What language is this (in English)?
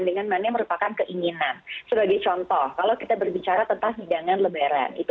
Indonesian